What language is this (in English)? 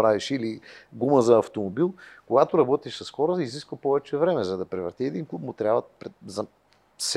Bulgarian